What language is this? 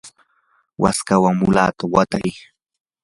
Yanahuanca Pasco Quechua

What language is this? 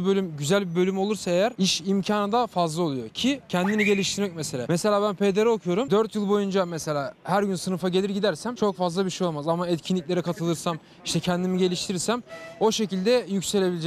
Turkish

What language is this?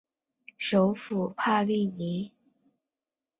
Chinese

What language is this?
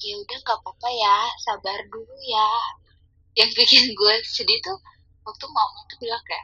Indonesian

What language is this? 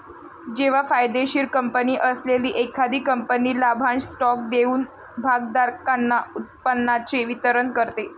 Marathi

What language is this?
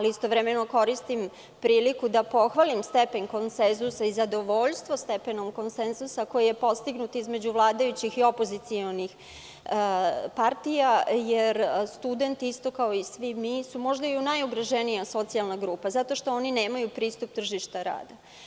Serbian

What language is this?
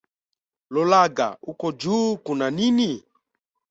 Swahili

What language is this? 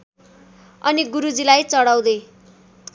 Nepali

